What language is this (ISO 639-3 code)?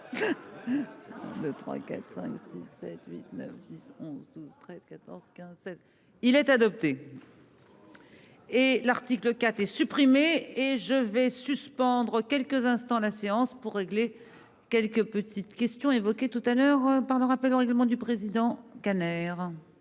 fra